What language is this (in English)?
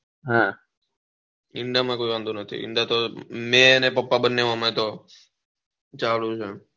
Gujarati